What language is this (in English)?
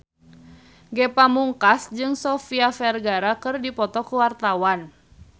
Sundanese